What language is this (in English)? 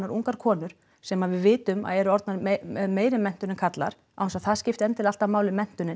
Icelandic